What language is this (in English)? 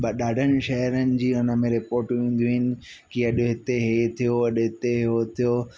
Sindhi